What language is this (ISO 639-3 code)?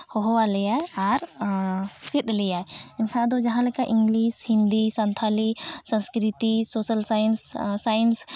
sat